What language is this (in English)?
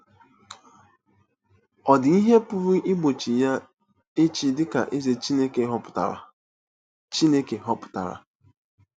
Igbo